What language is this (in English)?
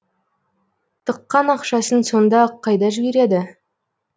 Kazakh